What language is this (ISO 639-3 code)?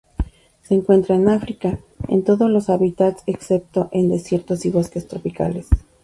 spa